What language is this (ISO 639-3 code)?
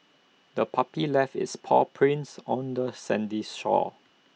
eng